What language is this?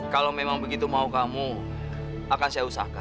Indonesian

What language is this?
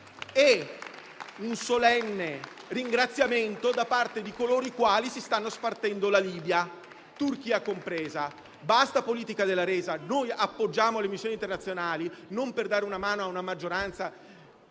Italian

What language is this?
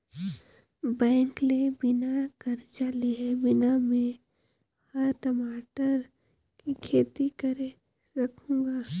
Chhattisgarhi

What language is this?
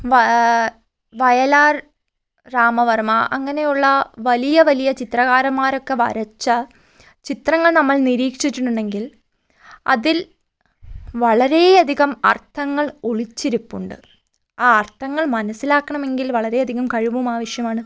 Malayalam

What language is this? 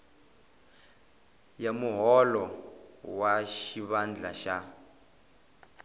Tsonga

